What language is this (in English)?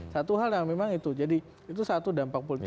Indonesian